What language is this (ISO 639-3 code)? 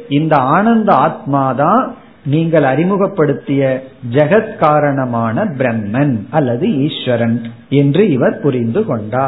tam